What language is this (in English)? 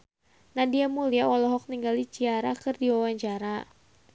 Sundanese